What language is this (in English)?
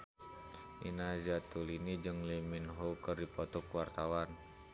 Sundanese